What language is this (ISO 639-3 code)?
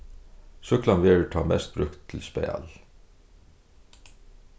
fao